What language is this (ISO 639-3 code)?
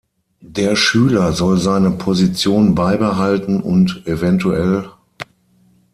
deu